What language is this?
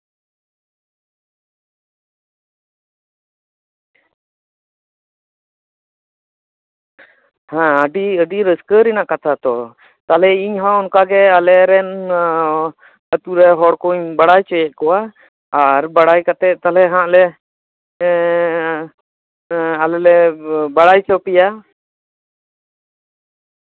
Santali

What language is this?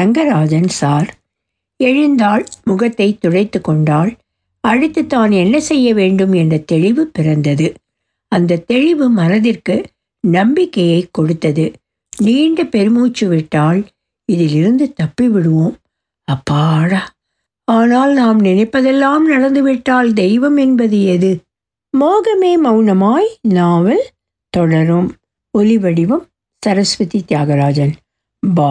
Tamil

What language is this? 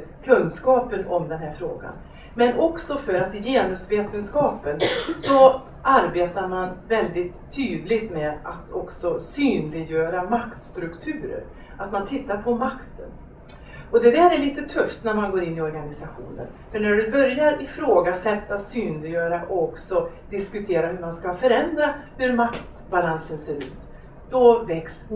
Swedish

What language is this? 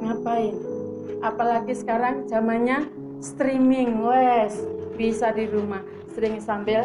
Indonesian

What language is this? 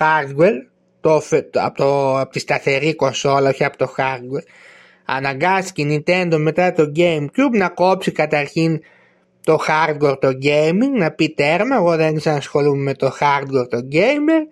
Greek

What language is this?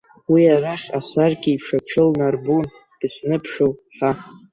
Abkhazian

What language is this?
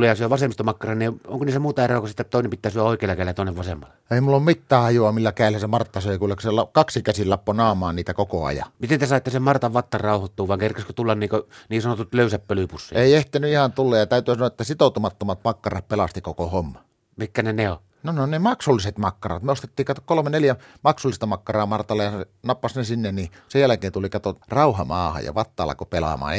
Finnish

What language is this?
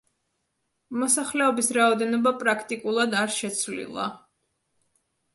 Georgian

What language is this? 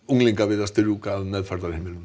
Icelandic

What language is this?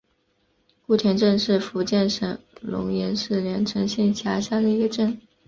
Chinese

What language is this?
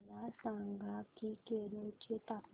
Marathi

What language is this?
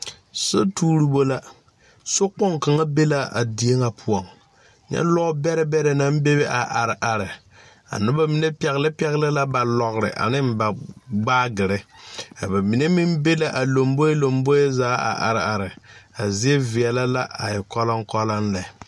Southern Dagaare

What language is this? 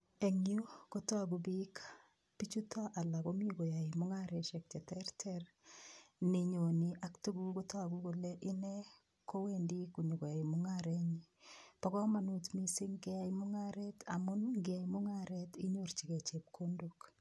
Kalenjin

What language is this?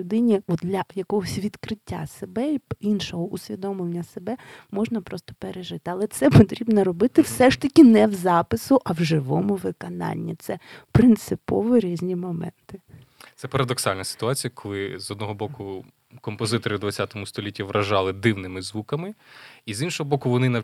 Ukrainian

